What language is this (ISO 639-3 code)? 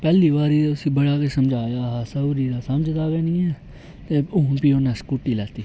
doi